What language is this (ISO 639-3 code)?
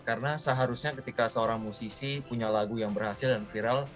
ind